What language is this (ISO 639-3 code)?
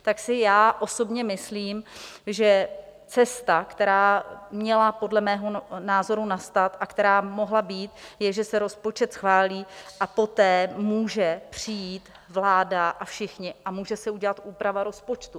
ces